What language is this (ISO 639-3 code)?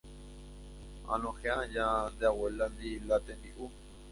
grn